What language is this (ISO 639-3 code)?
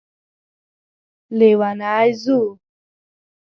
pus